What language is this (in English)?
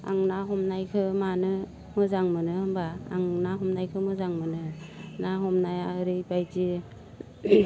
Bodo